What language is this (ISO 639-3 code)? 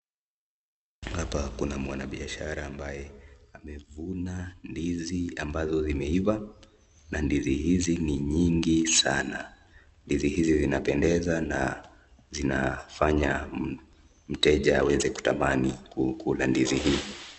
swa